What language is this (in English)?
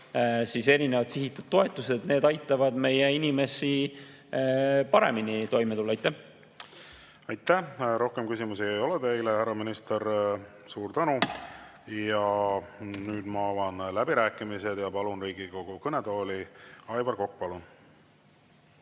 Estonian